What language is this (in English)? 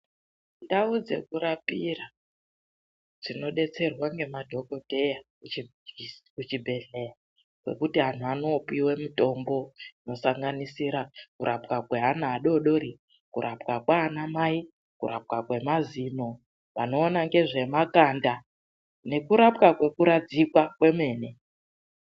Ndau